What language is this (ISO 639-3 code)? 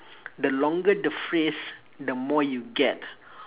eng